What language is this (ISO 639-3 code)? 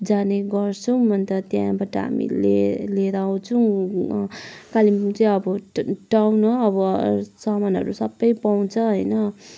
nep